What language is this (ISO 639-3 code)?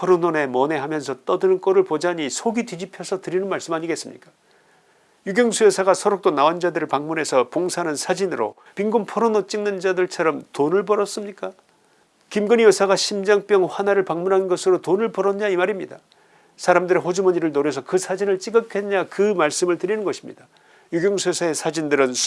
kor